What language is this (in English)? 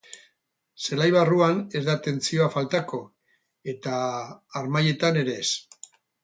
Basque